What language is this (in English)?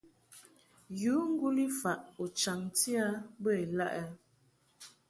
Mungaka